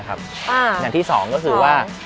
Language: Thai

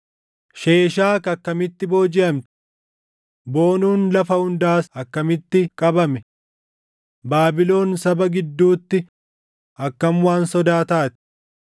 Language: Oromo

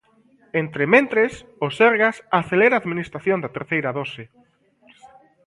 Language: Galician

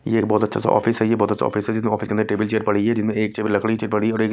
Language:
Hindi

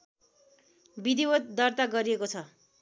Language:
Nepali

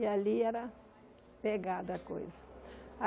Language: Portuguese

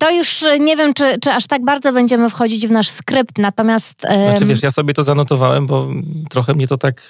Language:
Polish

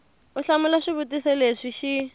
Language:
Tsonga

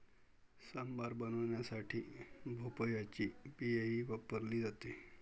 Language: Marathi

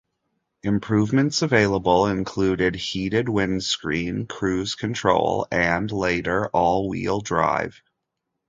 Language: English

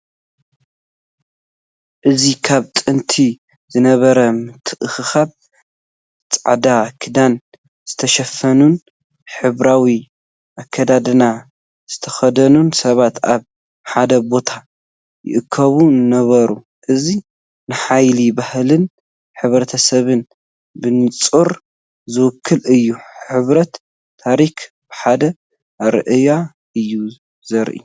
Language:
Tigrinya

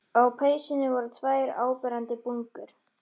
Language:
Icelandic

